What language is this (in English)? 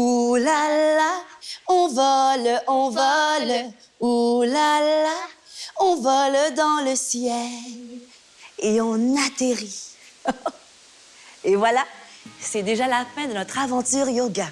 French